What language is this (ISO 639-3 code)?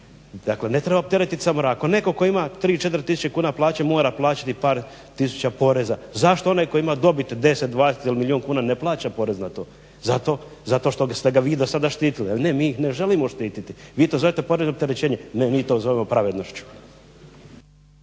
hrv